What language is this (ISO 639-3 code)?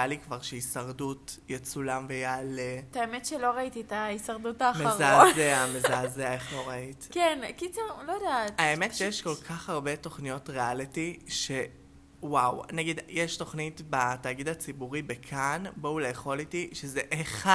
heb